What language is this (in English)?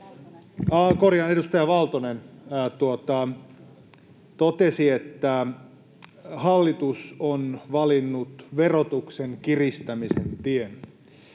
Finnish